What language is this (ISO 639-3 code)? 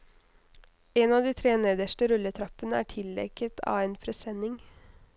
nor